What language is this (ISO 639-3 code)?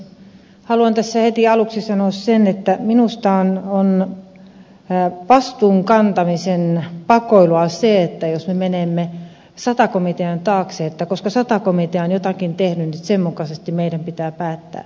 fin